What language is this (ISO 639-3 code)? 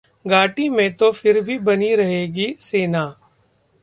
hin